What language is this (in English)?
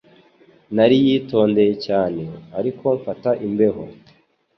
Kinyarwanda